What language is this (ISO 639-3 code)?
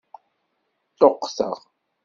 kab